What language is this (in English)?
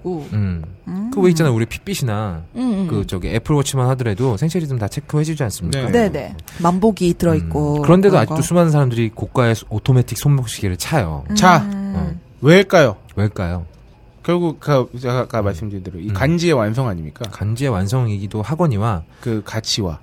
Korean